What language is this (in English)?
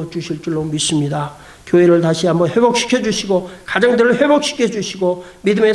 Korean